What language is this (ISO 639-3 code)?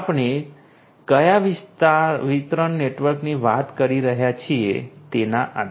guj